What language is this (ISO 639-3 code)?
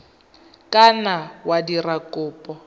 tsn